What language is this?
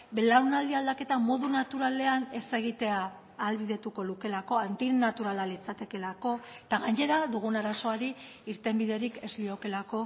Basque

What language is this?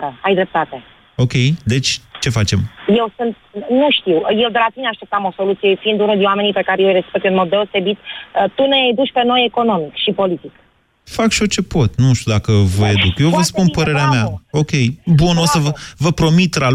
Romanian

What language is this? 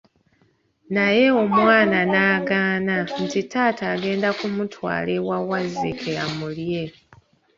Ganda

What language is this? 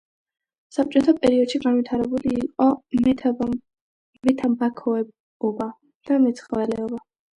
Georgian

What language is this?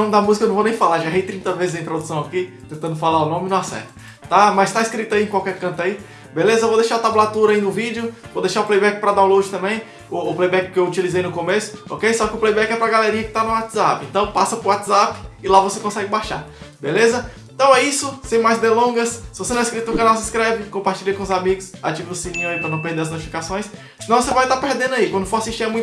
Portuguese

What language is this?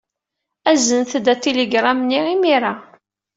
Kabyle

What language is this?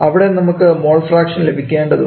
Malayalam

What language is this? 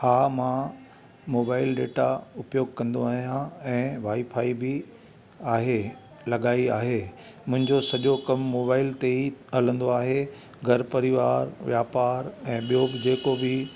Sindhi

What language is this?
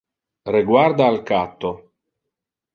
Interlingua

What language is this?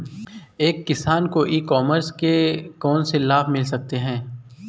Hindi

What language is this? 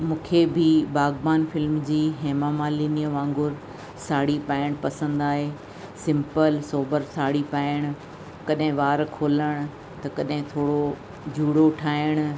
Sindhi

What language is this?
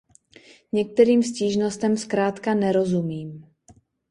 Czech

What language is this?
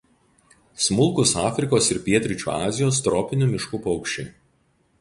Lithuanian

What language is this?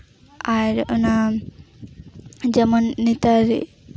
Santali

